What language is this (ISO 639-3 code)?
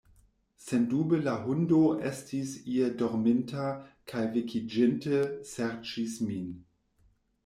epo